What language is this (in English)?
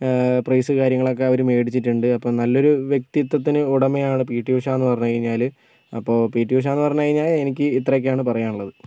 Malayalam